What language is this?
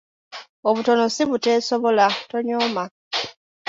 Ganda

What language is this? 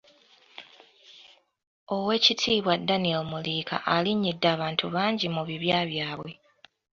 Ganda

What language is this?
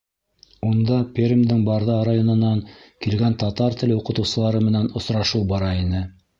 Bashkir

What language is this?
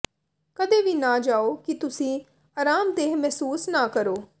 Punjabi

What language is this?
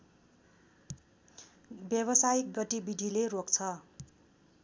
Nepali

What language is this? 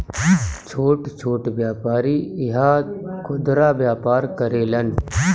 Bhojpuri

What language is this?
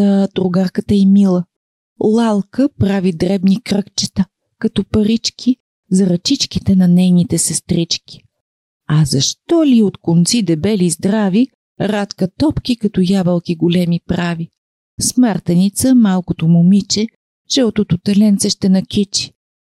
Bulgarian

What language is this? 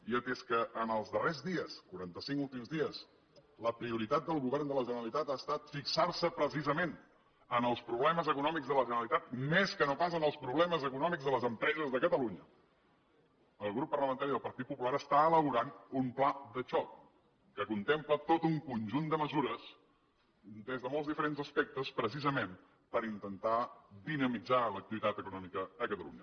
Catalan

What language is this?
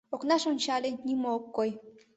Mari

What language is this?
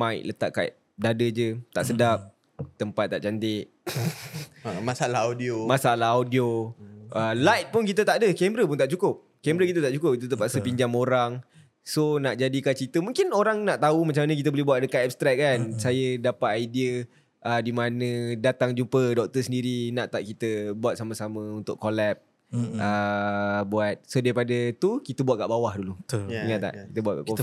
Malay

